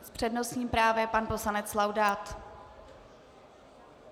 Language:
Czech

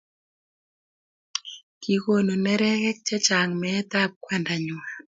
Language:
Kalenjin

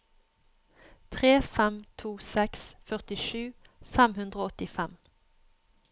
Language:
Norwegian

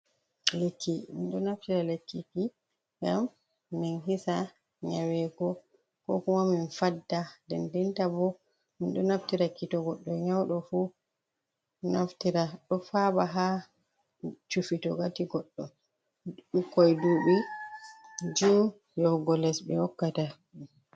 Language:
Fula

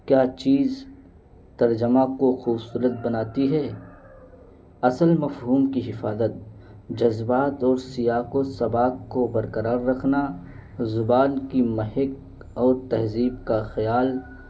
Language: Urdu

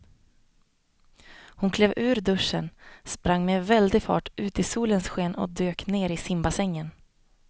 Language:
Swedish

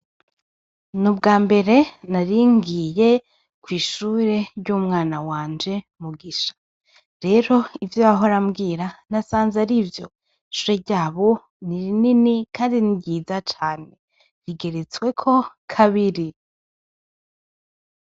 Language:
Rundi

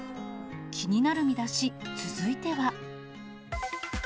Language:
Japanese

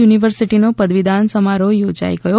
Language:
Gujarati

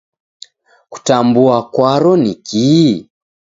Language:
Taita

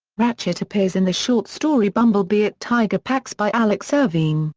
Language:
English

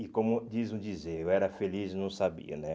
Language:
Portuguese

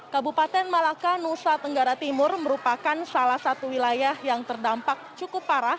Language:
Indonesian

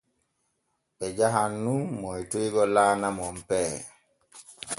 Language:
Borgu Fulfulde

